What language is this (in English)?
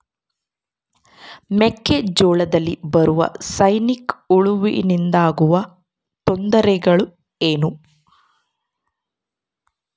Kannada